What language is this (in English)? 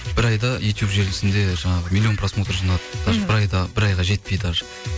Kazakh